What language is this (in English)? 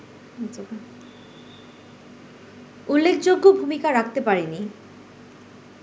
Bangla